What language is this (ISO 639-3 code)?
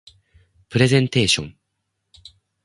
jpn